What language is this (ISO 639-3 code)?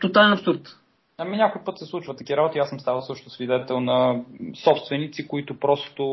bul